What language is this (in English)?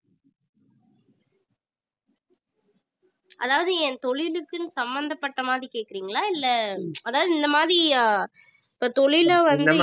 Tamil